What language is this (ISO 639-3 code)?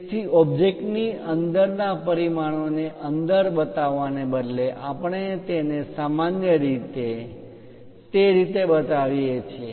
guj